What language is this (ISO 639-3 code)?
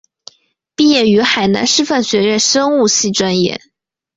zho